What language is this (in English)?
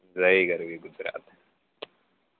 Gujarati